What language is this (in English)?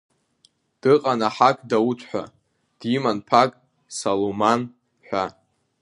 Abkhazian